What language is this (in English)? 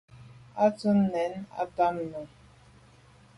Medumba